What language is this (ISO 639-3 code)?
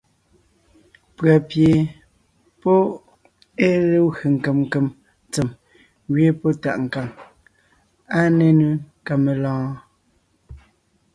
nnh